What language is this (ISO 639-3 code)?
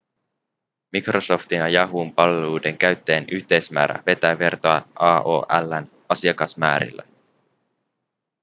fin